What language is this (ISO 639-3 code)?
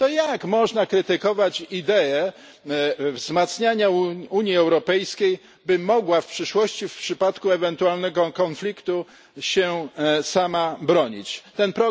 pol